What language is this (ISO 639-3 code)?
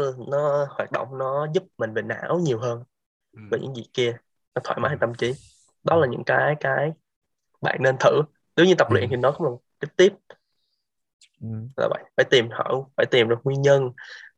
vie